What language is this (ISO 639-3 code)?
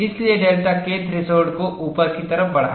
hin